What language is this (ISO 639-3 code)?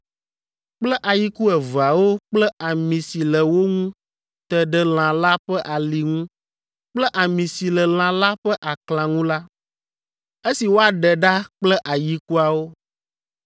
ewe